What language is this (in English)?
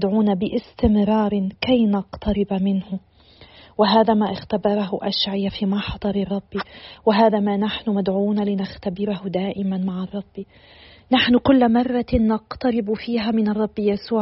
Arabic